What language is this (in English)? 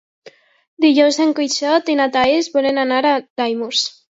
Catalan